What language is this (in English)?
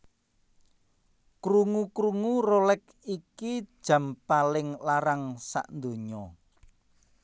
Javanese